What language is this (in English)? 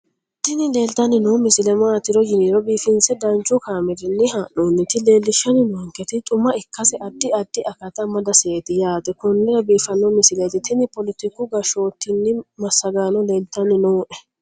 Sidamo